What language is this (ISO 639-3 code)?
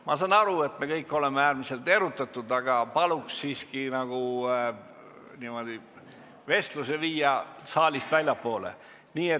est